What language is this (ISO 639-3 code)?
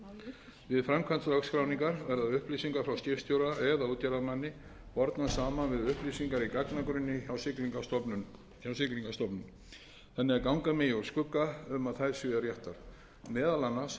isl